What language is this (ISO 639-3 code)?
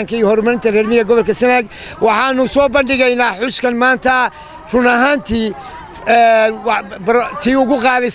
ara